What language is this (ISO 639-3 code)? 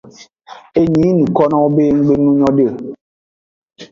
ajg